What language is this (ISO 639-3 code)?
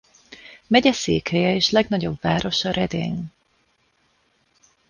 hun